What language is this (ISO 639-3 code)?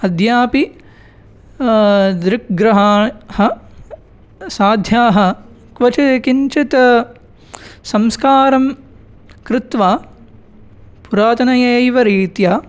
san